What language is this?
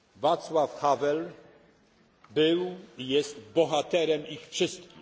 Polish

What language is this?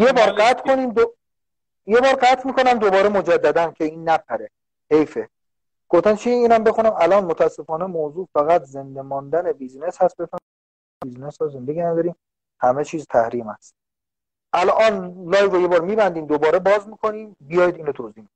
Persian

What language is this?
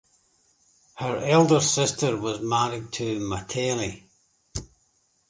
English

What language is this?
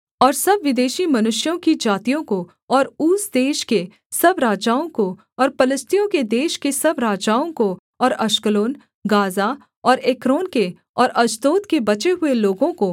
Hindi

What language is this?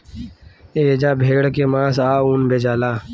Bhojpuri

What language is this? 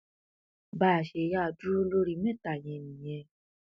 Yoruba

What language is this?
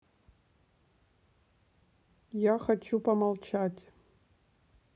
Russian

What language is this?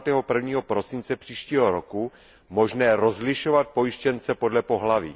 Czech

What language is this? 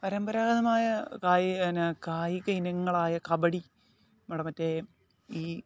Malayalam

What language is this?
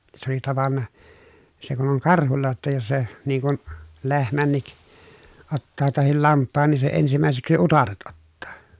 Finnish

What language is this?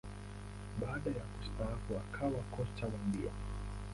Swahili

